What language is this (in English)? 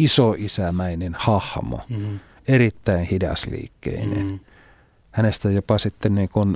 Finnish